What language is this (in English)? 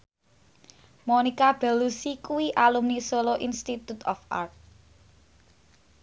Javanese